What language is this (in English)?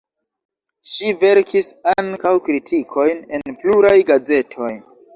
Esperanto